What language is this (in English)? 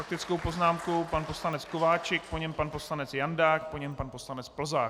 Czech